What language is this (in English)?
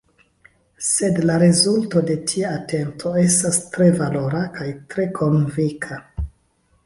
Esperanto